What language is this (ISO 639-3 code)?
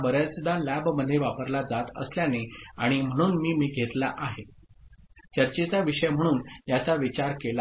mar